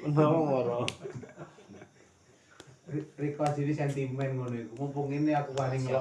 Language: Indonesian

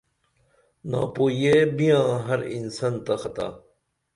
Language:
Dameli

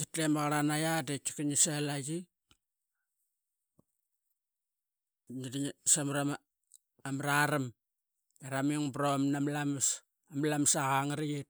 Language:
Qaqet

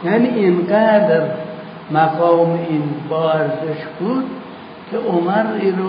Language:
Persian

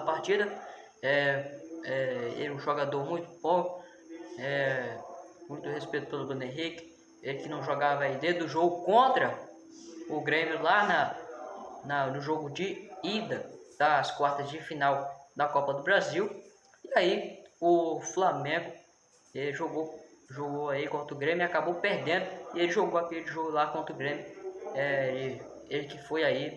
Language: Portuguese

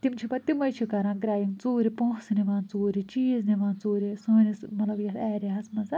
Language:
Kashmiri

